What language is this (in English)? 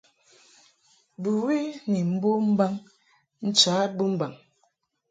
Mungaka